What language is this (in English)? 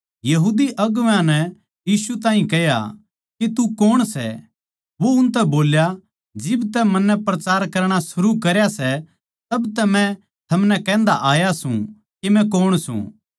Haryanvi